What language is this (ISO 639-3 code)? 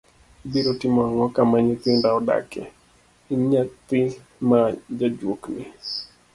luo